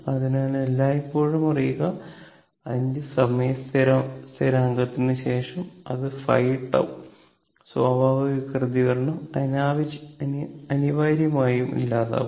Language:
Malayalam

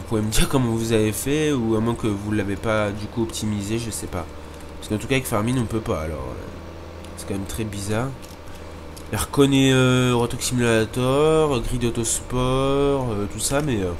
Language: French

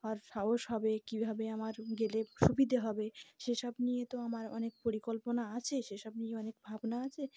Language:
Bangla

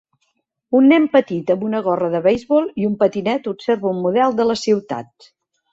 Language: Catalan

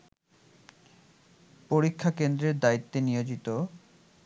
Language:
Bangla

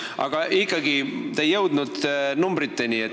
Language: Estonian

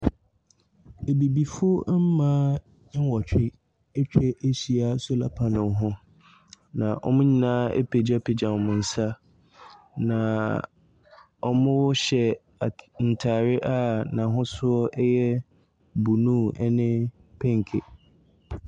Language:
Akan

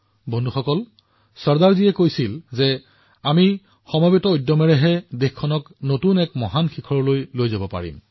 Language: Assamese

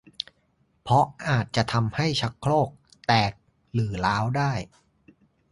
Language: Thai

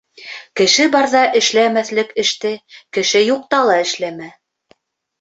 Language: Bashkir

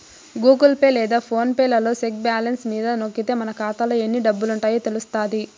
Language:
Telugu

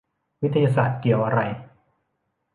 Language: Thai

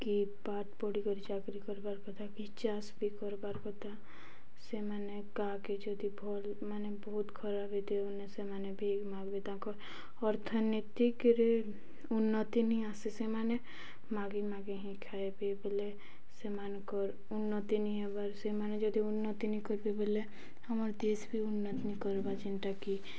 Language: Odia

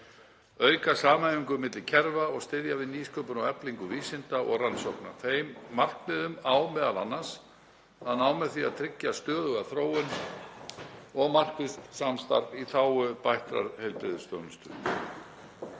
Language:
Icelandic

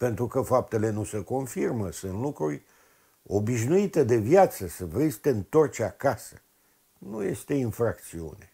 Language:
Romanian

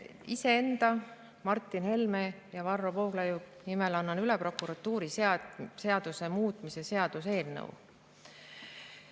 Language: Estonian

